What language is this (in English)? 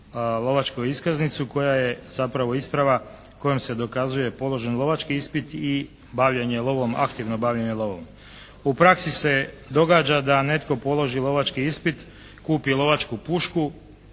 Croatian